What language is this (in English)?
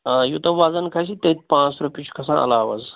Kashmiri